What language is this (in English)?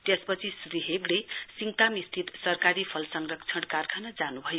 Nepali